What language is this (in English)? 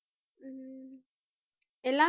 Tamil